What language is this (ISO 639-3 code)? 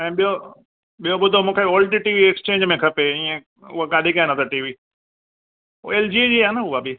snd